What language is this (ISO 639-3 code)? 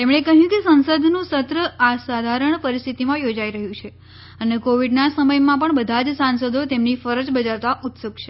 guj